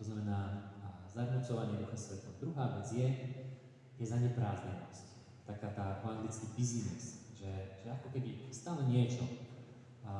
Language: Slovak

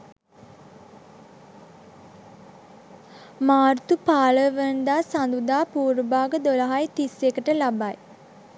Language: Sinhala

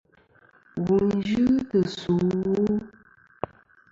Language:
Kom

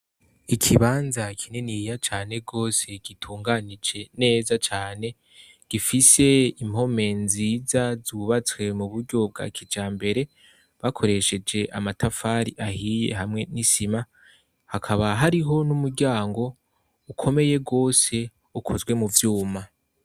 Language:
Rundi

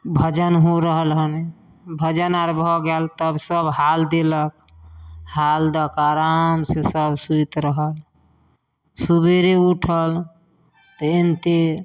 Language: Maithili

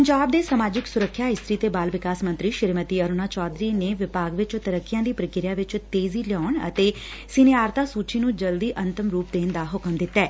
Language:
Punjabi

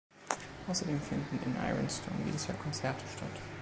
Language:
German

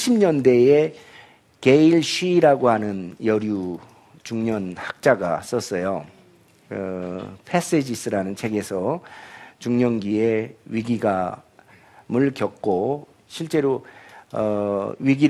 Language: Korean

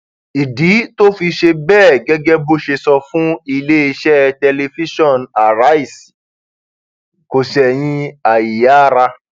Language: Yoruba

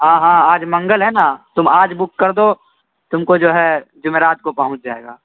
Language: Urdu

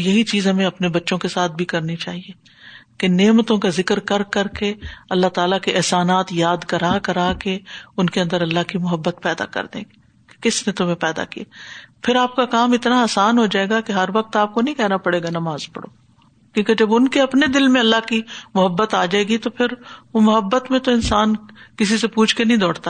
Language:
Urdu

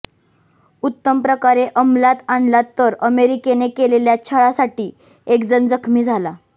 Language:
Marathi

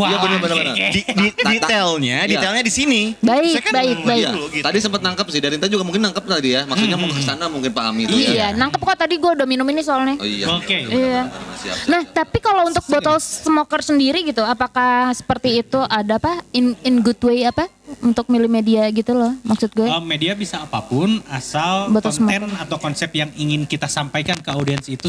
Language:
Indonesian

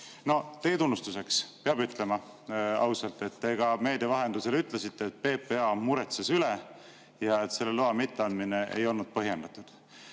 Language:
Estonian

